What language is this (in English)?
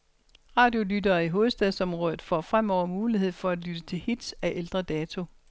Danish